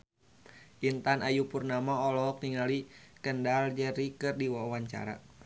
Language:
Sundanese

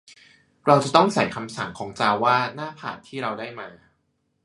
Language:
Thai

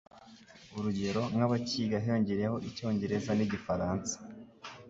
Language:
Kinyarwanda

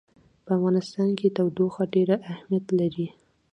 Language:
Pashto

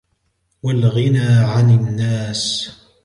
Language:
Arabic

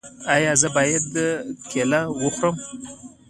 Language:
Pashto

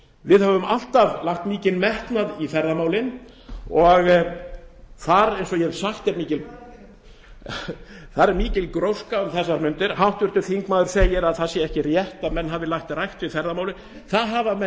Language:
Icelandic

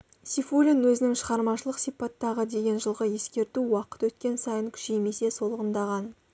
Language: Kazakh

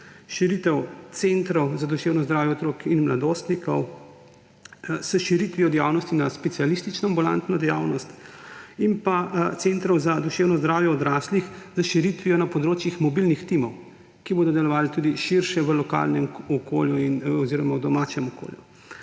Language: Slovenian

